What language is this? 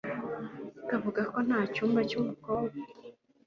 Kinyarwanda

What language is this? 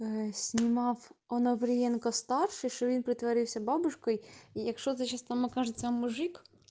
Russian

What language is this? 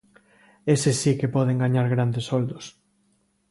Galician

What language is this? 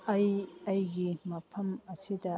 Manipuri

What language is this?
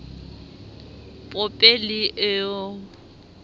Southern Sotho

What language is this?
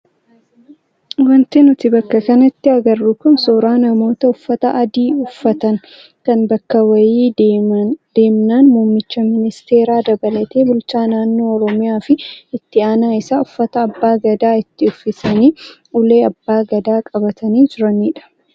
Oromo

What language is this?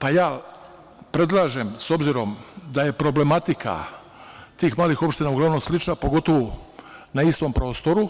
Serbian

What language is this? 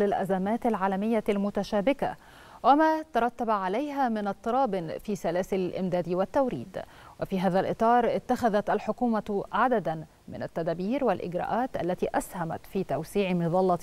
Arabic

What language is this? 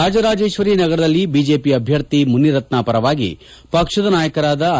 Kannada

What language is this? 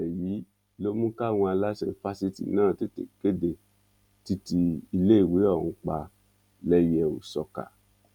Yoruba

